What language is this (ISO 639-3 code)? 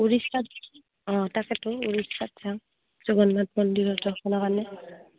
asm